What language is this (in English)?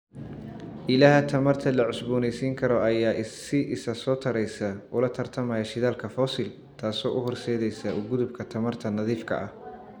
Somali